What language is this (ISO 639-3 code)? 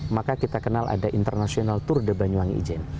ind